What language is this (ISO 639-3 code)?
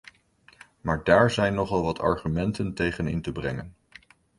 nld